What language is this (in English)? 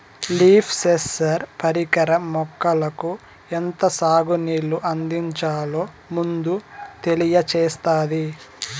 Telugu